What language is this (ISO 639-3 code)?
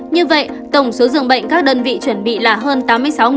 vie